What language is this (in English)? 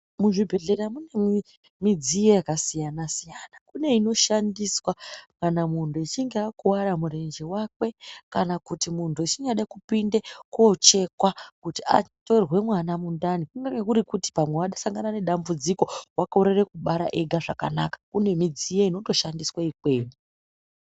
Ndau